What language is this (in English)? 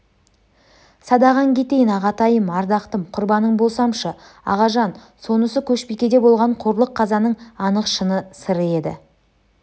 Kazakh